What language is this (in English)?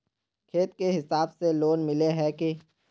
Magahi